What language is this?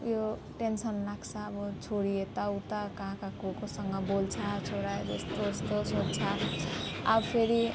Nepali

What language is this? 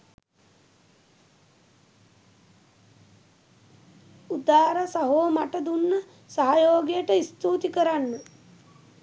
Sinhala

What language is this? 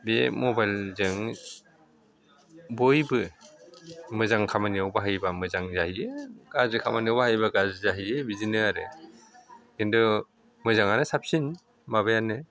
Bodo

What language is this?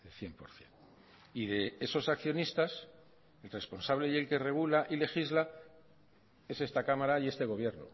Spanish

